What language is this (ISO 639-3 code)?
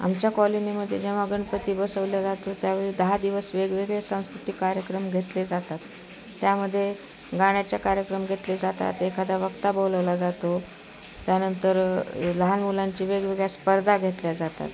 mar